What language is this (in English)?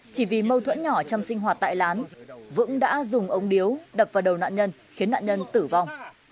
Vietnamese